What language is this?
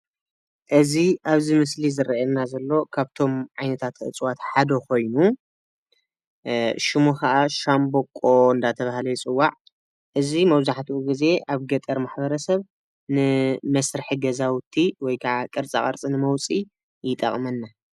Tigrinya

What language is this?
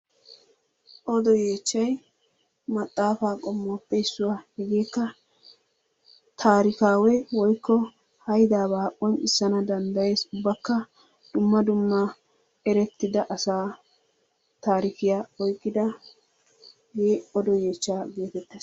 Wolaytta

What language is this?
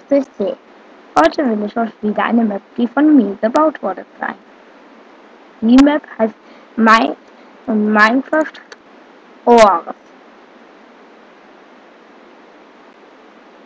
German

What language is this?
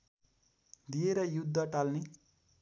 Nepali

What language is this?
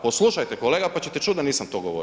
Croatian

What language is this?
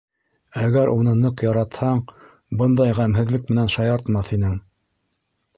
Bashkir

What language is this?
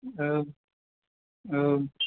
Bodo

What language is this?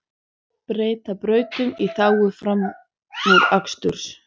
Icelandic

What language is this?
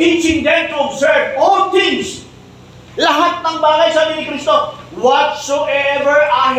Filipino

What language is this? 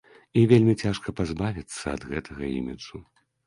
Belarusian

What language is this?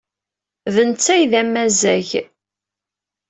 Kabyle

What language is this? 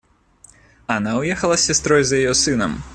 Russian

